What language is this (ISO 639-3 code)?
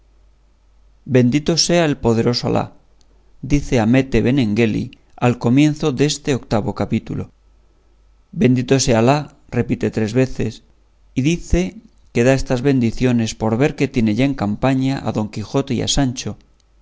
spa